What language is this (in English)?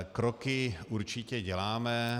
Czech